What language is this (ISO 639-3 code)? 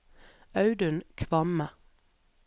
nor